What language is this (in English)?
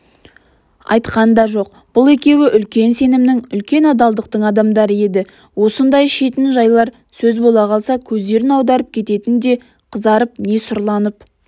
Kazakh